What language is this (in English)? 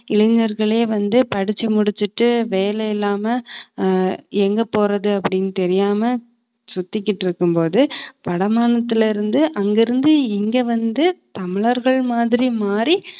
Tamil